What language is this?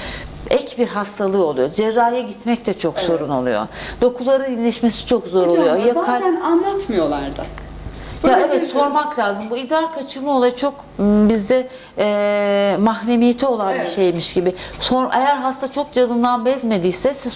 Turkish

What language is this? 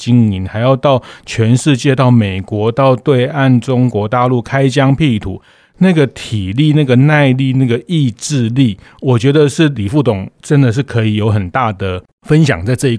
Chinese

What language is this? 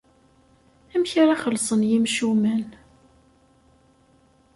Kabyle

